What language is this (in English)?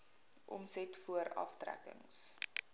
Afrikaans